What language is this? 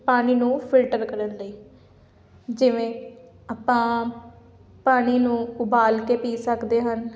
Punjabi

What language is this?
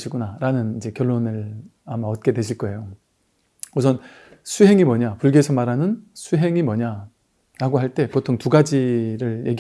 Korean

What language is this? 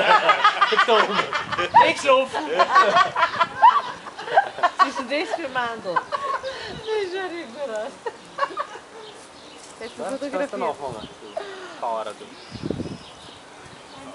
Dutch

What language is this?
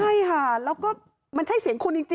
Thai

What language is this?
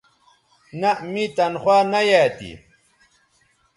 Bateri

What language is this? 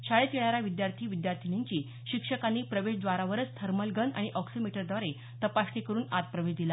Marathi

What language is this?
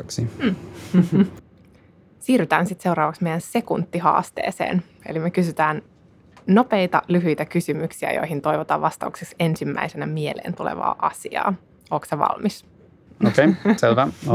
Finnish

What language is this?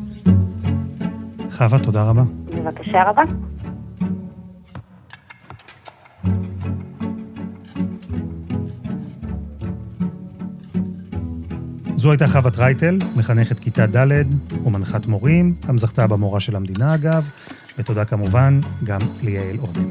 Hebrew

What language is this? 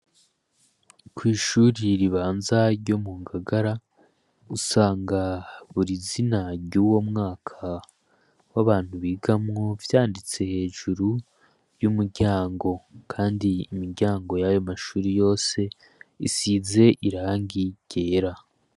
Rundi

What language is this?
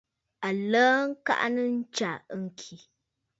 Bafut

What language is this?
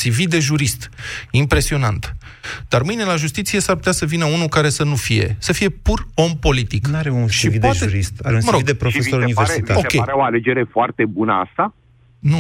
Romanian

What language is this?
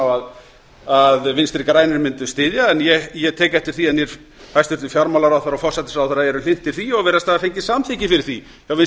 Icelandic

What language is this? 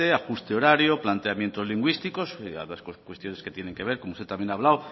Spanish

